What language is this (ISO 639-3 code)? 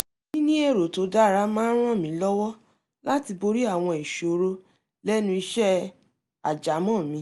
yor